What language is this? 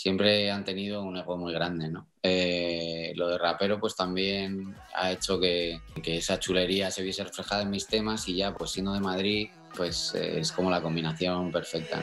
Spanish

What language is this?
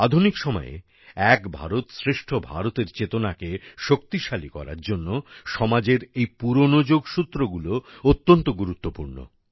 Bangla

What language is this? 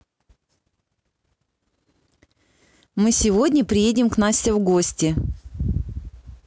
Russian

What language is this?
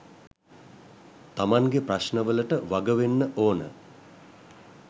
Sinhala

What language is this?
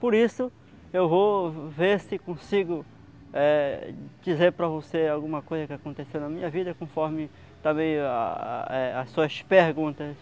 Portuguese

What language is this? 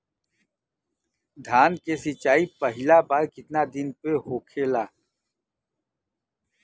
Bhojpuri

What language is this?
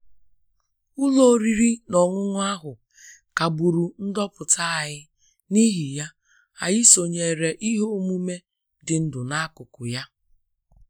Igbo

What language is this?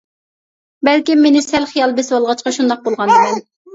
Uyghur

